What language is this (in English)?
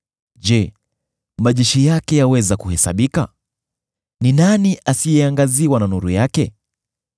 Swahili